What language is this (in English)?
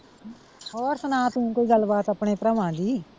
Punjabi